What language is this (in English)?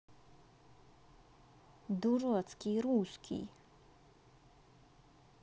Russian